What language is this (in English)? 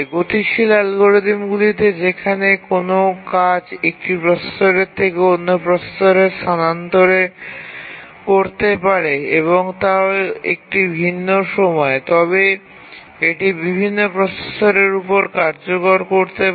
Bangla